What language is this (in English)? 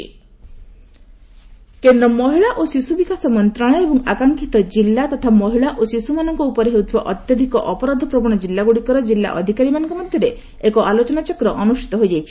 Odia